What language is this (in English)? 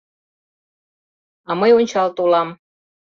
Mari